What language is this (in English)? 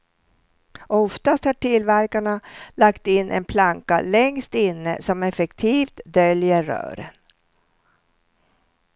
Swedish